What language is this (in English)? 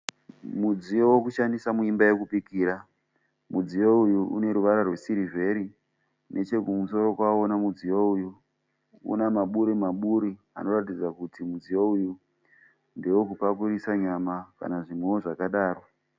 Shona